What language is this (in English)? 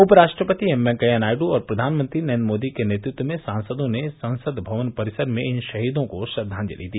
Hindi